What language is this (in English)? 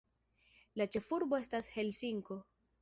Esperanto